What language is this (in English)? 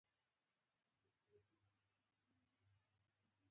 Pashto